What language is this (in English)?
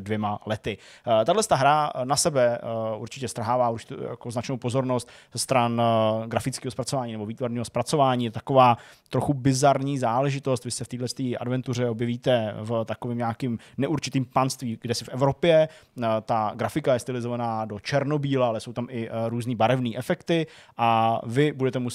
Czech